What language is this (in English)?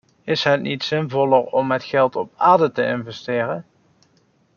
Dutch